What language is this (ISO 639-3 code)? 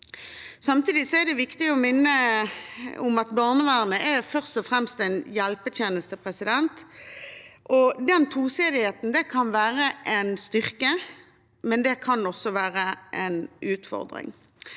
nor